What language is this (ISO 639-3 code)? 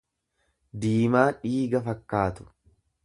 orm